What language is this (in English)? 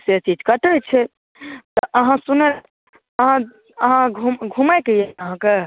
Maithili